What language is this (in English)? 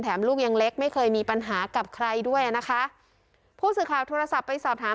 Thai